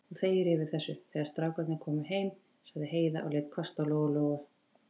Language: Icelandic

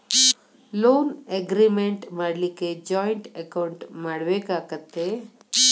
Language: Kannada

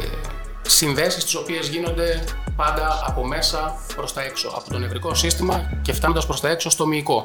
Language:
Greek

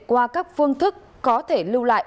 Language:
Vietnamese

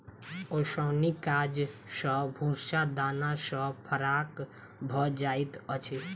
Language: Maithili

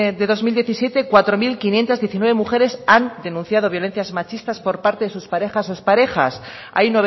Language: Spanish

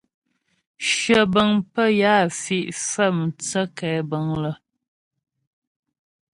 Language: Ghomala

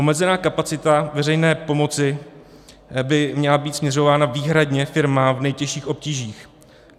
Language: Czech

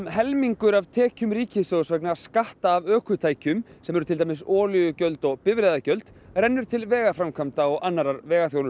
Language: Icelandic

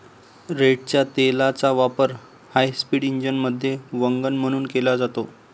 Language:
Marathi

